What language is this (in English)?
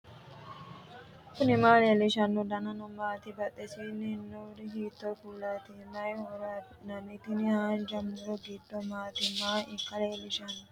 Sidamo